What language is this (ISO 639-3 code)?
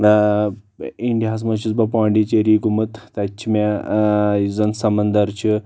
kas